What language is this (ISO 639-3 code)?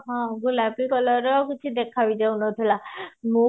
ori